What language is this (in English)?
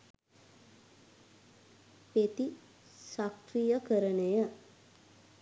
Sinhala